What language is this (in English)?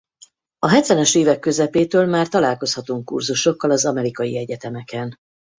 Hungarian